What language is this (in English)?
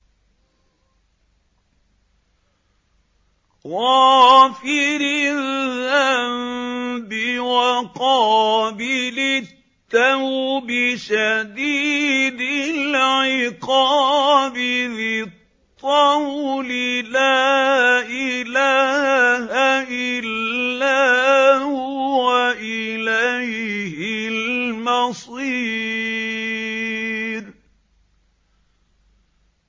Arabic